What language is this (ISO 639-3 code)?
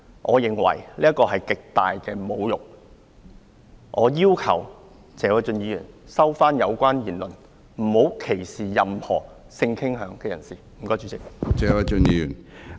yue